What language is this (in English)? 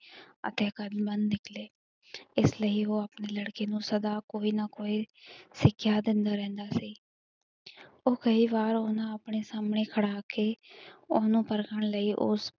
Punjabi